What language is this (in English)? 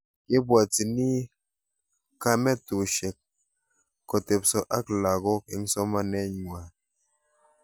Kalenjin